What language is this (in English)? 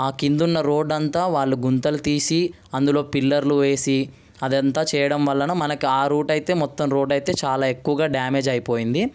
Telugu